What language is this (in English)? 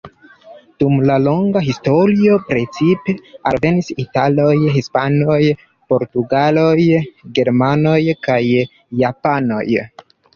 Esperanto